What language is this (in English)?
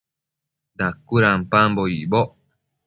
Matsés